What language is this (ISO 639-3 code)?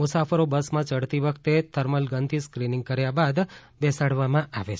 guj